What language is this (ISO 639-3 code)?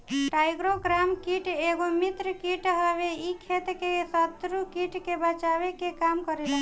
bho